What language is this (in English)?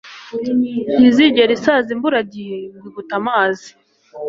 Kinyarwanda